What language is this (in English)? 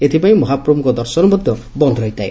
Odia